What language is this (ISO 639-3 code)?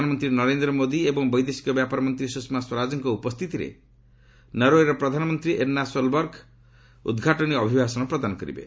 ori